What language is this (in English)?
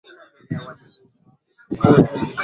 Swahili